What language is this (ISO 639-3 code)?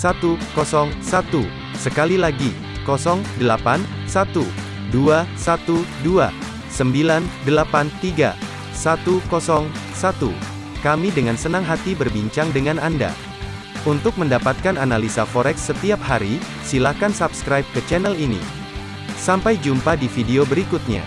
ind